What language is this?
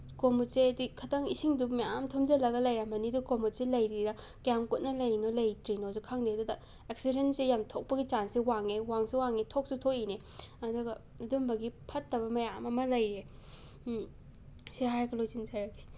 Manipuri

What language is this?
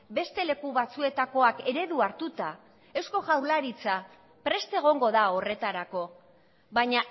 Basque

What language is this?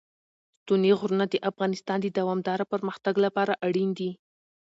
Pashto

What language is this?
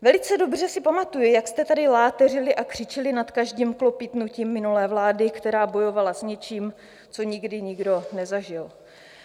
Czech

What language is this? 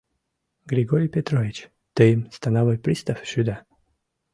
Mari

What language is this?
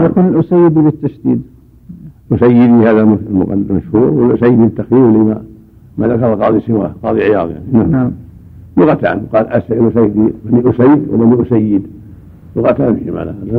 Arabic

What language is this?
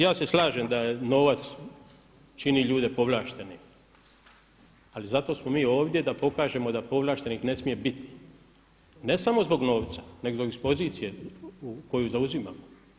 Croatian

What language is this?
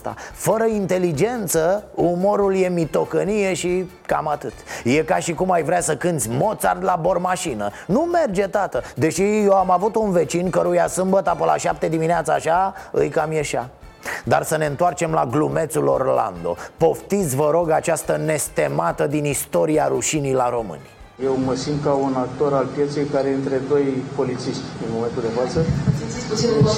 Romanian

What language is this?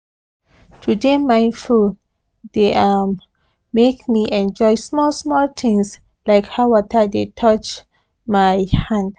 Nigerian Pidgin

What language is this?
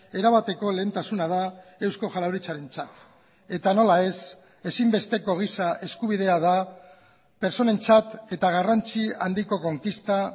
Basque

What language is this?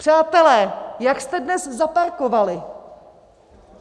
Czech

